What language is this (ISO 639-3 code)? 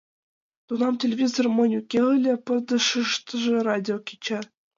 chm